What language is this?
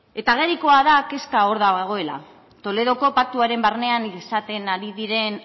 Basque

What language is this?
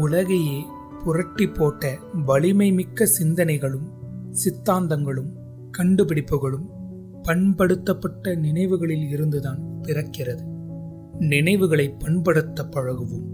Tamil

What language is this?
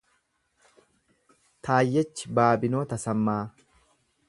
Oromo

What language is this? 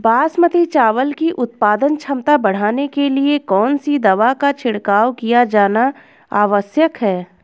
Hindi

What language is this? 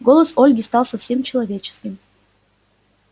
Russian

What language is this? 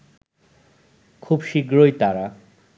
Bangla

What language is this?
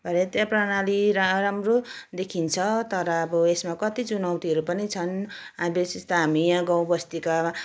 Nepali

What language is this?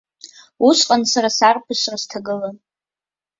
Abkhazian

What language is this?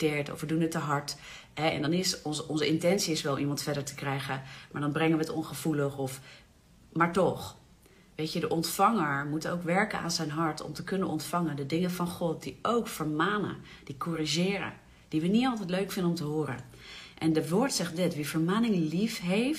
Dutch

